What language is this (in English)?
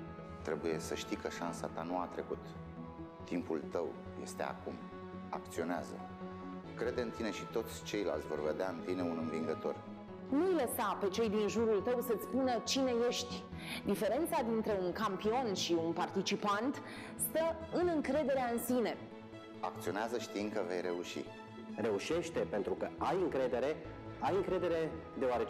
Romanian